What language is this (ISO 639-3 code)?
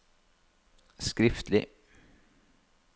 nor